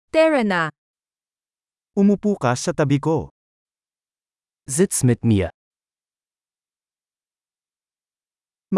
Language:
Filipino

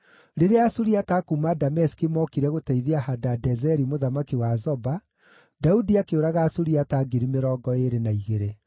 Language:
Kikuyu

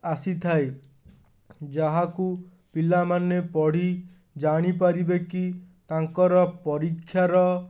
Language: Odia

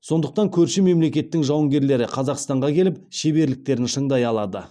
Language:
Kazakh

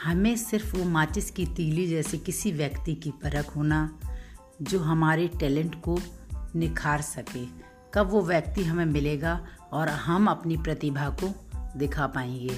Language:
Hindi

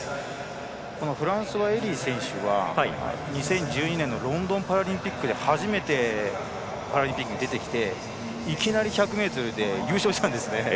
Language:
Japanese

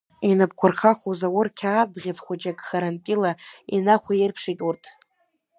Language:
Abkhazian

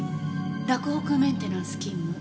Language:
Japanese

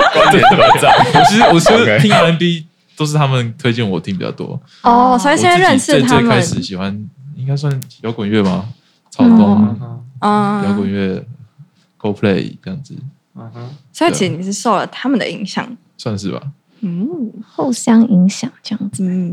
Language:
Chinese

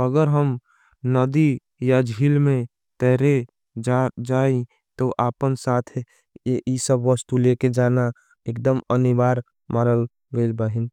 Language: Angika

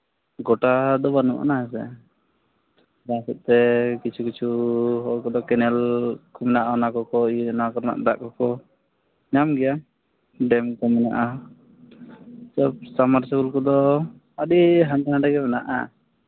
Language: Santali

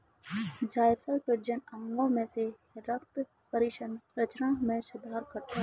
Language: Hindi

